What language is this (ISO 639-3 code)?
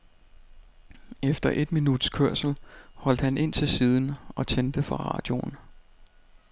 dan